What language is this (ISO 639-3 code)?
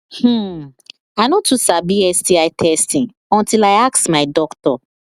pcm